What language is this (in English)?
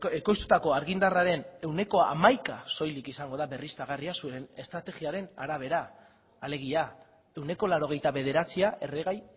Basque